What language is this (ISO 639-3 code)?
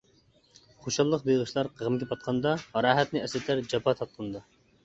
uig